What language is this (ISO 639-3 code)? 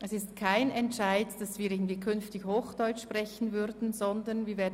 gsw